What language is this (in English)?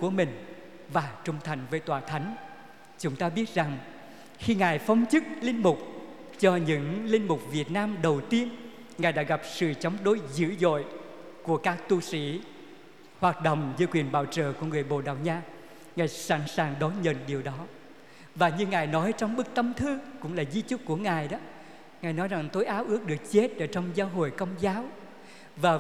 Vietnamese